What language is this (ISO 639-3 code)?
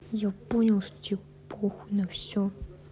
rus